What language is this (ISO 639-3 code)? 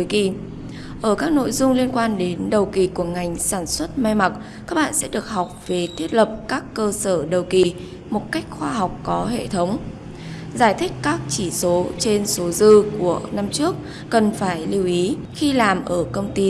vie